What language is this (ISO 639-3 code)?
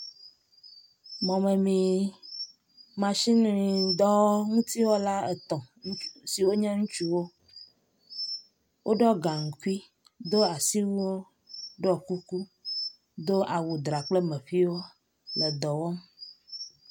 ewe